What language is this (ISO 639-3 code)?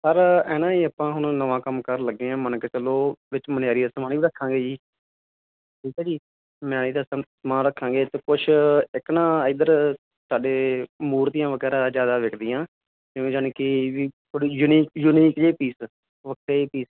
pan